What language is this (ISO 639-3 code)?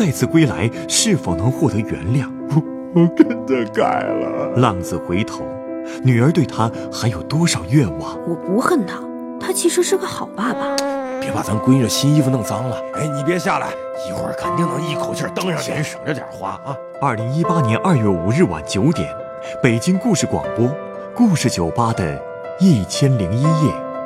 zho